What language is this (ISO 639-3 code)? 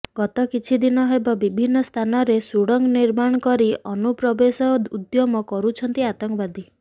ori